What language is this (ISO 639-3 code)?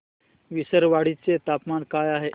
mar